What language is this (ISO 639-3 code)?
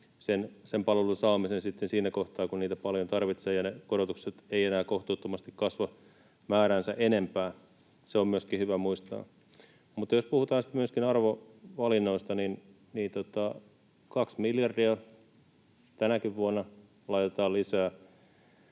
fin